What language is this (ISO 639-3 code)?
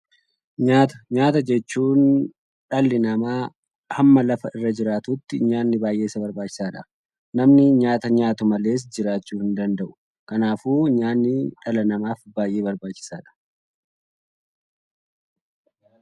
orm